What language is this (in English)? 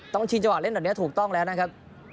Thai